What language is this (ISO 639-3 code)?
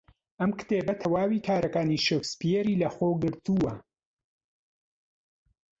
ckb